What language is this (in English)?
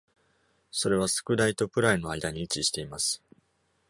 Japanese